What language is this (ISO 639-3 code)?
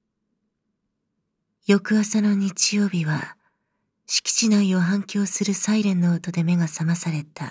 jpn